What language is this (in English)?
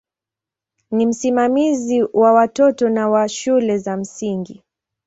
Swahili